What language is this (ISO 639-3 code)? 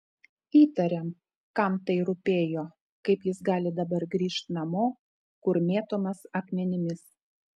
lit